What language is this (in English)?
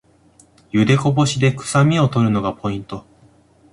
Japanese